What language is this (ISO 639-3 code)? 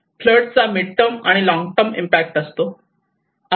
mar